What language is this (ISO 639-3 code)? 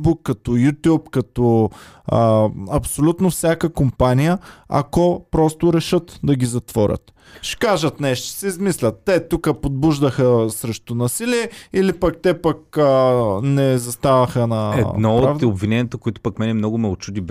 bul